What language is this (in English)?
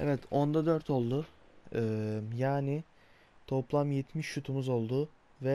Turkish